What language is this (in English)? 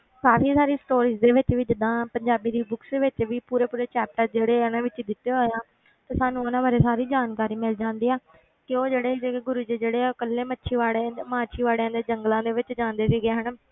Punjabi